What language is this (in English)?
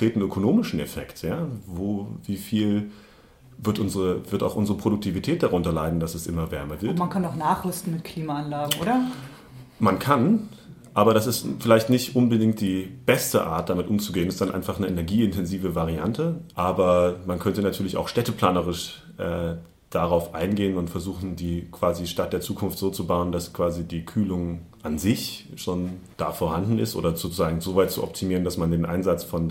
German